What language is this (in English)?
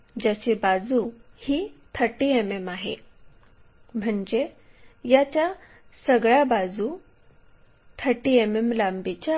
Marathi